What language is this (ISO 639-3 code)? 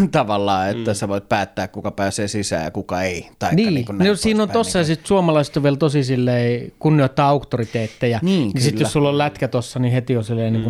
fin